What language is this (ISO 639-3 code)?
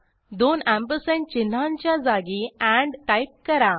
mar